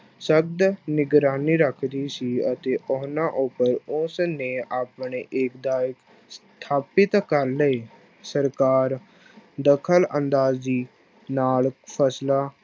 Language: Punjabi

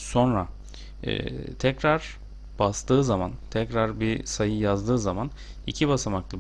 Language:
Turkish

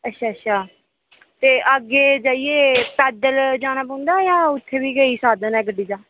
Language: Dogri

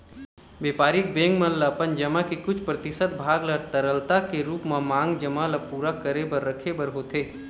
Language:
Chhattisgarhi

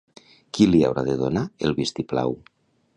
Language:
Catalan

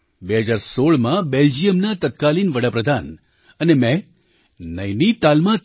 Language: Gujarati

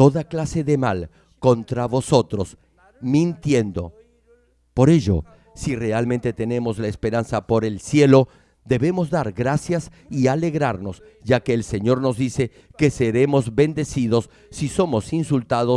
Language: Spanish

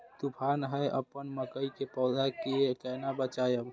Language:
Maithili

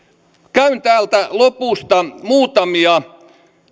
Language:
Finnish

